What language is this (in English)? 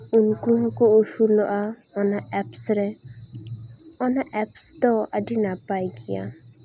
Santali